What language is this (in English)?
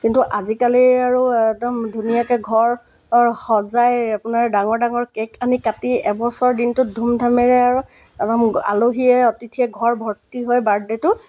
Assamese